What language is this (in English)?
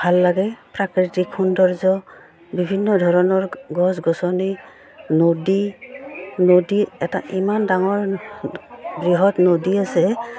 Assamese